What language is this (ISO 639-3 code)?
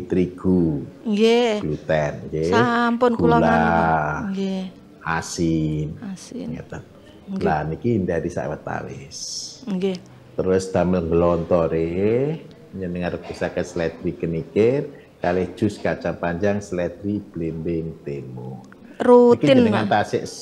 ind